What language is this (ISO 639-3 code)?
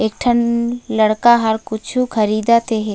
hne